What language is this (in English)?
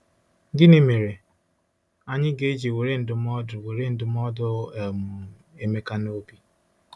Igbo